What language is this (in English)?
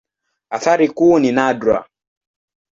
Swahili